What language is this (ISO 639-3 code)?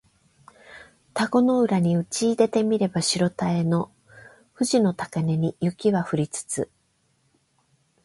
jpn